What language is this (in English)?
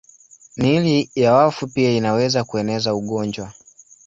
Swahili